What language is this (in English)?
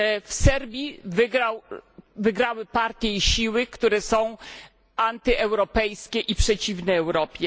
Polish